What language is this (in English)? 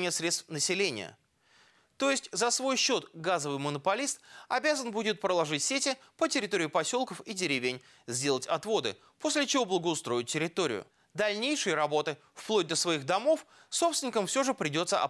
Russian